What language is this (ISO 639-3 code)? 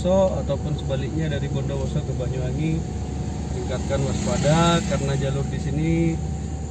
ind